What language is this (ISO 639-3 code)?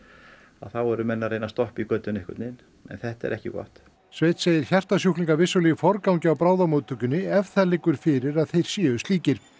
isl